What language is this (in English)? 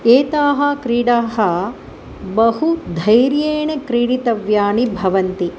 Sanskrit